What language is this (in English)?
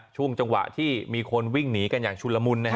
Thai